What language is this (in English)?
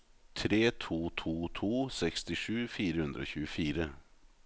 Norwegian